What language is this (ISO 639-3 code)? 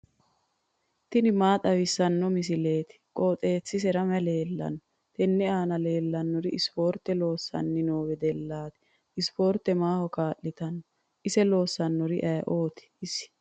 sid